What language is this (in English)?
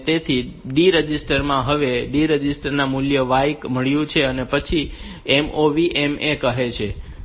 Gujarati